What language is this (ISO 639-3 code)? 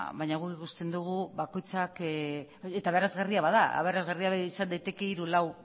eus